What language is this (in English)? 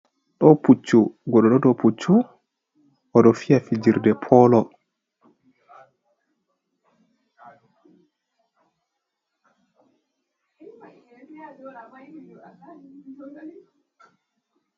Fula